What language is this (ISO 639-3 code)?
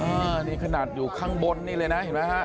tha